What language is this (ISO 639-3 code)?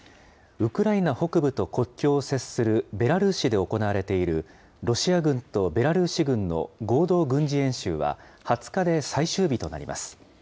jpn